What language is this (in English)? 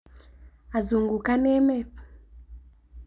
Kalenjin